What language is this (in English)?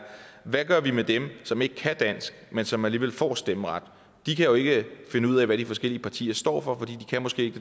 Danish